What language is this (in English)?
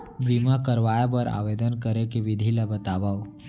Chhattisgarhi